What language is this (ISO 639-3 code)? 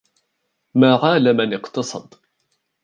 ara